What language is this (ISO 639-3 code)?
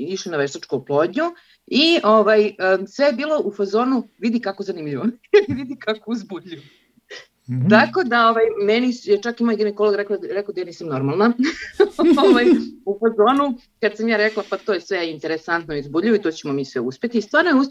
hrv